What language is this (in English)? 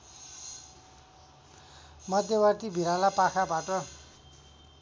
Nepali